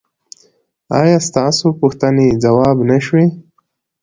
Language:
Pashto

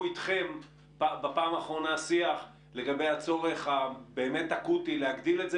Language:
Hebrew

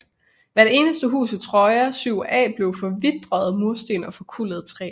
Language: Danish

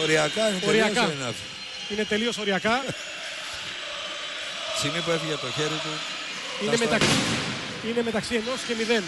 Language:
Greek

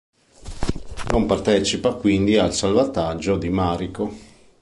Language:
Italian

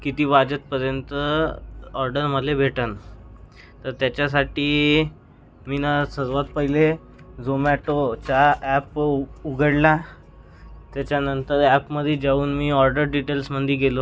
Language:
Marathi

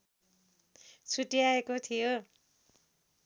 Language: Nepali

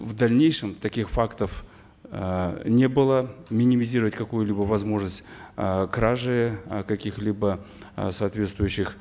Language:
Kazakh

